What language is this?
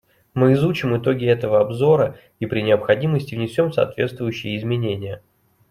Russian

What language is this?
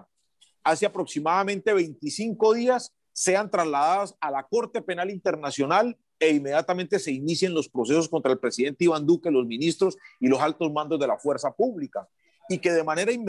Spanish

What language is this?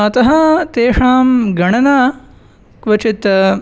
Sanskrit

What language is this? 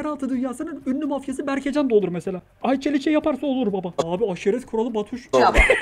Turkish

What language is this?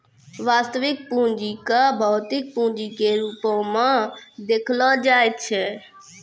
Maithili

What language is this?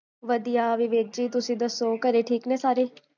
Punjabi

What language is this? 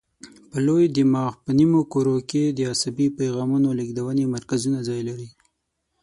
Pashto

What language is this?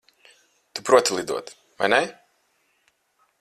Latvian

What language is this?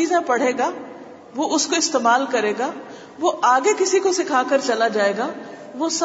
Urdu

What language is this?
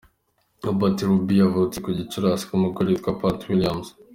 Kinyarwanda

